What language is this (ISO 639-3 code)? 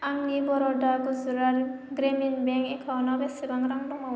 brx